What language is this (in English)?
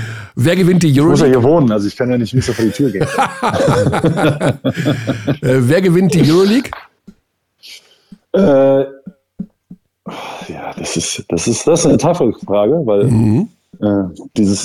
German